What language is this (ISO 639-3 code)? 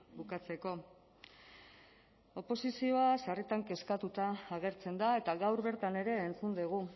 eus